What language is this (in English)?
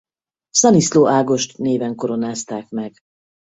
Hungarian